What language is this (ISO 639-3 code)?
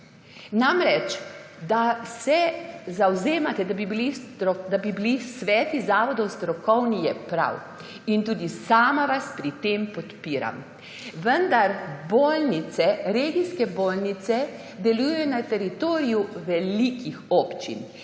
slv